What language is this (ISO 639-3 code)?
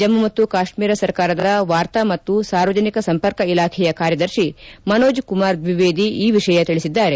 kan